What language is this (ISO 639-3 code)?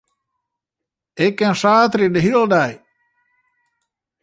fry